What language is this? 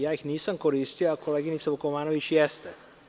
Serbian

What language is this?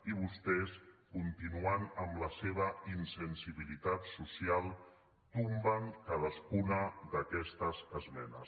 Catalan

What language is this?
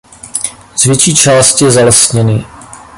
Czech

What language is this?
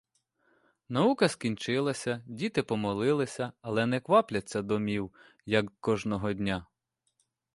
Ukrainian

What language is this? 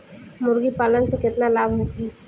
Bhojpuri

